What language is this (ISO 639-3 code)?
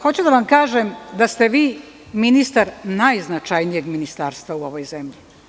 srp